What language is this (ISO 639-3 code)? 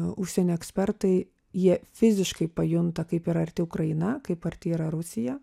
lit